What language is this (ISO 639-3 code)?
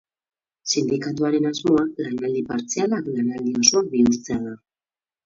eus